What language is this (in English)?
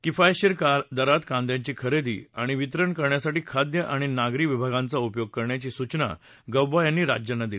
Marathi